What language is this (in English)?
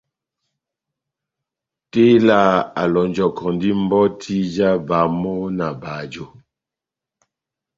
Batanga